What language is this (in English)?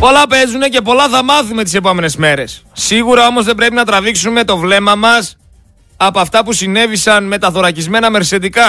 Greek